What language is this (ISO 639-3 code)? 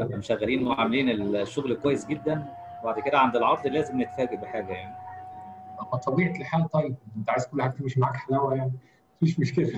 ara